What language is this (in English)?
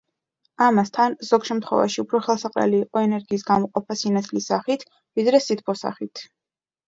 Georgian